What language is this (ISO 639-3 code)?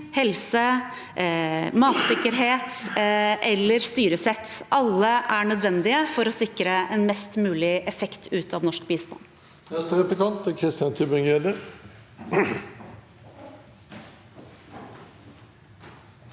nor